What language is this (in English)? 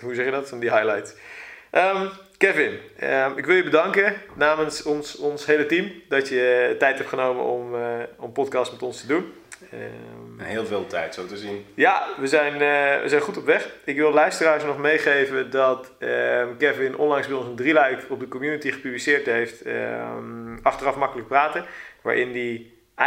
Dutch